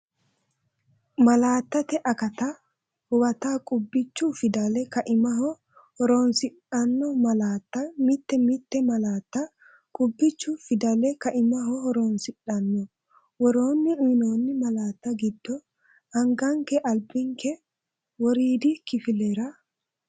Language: Sidamo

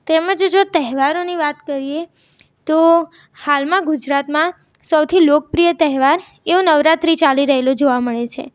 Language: Gujarati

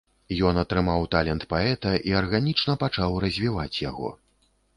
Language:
Belarusian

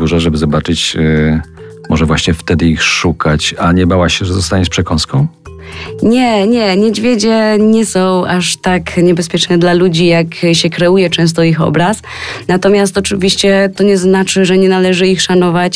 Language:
Polish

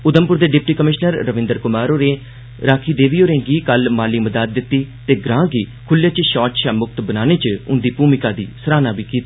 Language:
Dogri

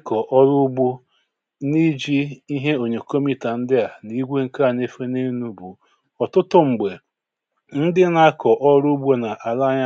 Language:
Igbo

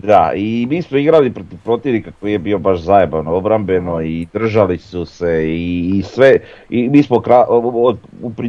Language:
Croatian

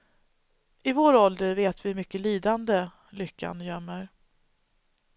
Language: Swedish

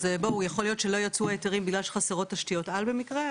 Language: Hebrew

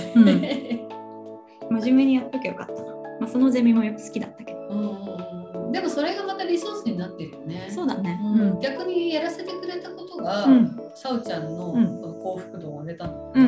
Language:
Japanese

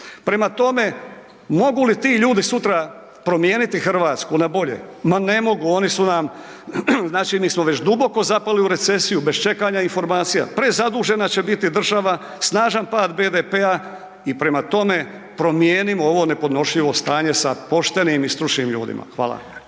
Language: Croatian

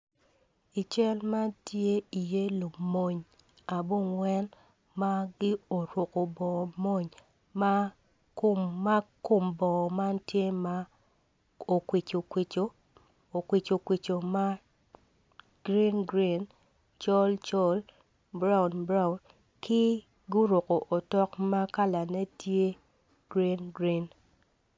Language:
Acoli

